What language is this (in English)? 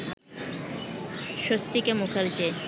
Bangla